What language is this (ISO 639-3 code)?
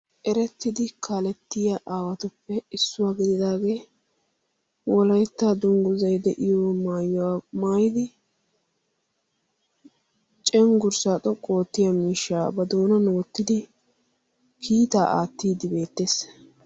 wal